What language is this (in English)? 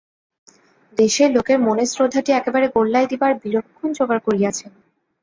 Bangla